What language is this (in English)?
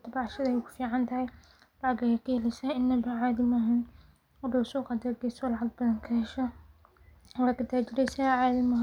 Somali